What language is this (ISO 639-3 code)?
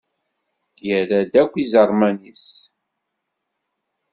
kab